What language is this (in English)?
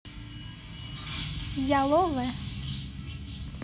Russian